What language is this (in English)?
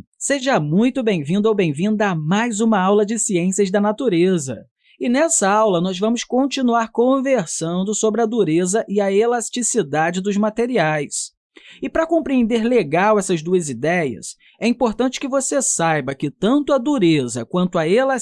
Portuguese